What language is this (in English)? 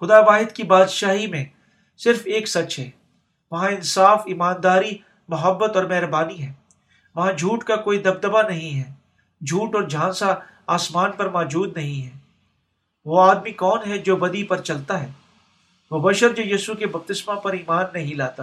Urdu